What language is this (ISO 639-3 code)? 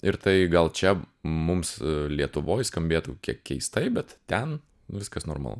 lit